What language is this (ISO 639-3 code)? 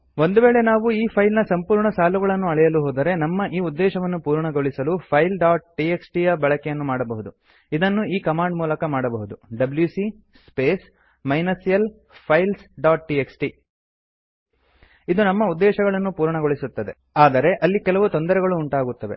kan